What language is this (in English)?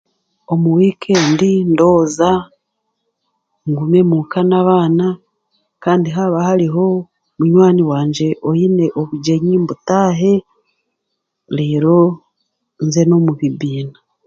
Chiga